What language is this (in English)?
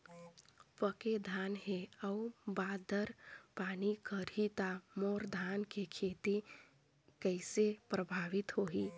Chhattisgarhi